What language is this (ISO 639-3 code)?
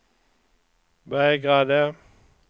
swe